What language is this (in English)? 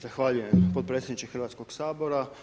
Croatian